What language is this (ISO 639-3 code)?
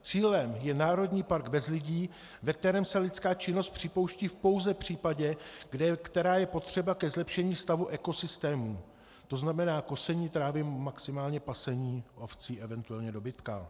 ces